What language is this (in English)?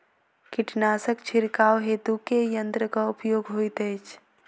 Maithili